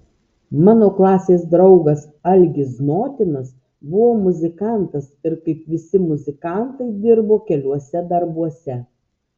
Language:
Lithuanian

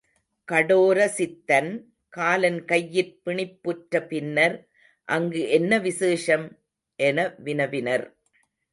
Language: Tamil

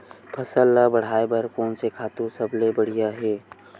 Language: Chhattisgarhi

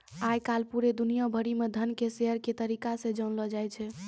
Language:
Maithili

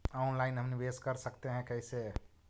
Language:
Magahi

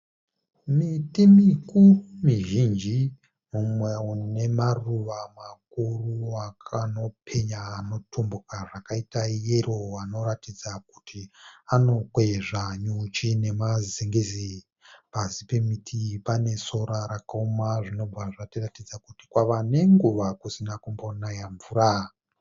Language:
Shona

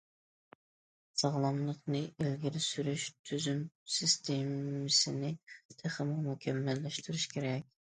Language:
Uyghur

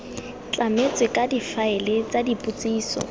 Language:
Tswana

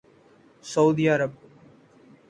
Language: Urdu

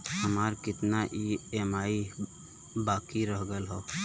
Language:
Bhojpuri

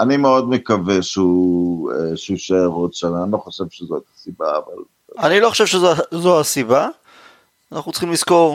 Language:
Hebrew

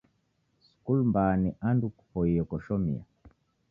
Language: Taita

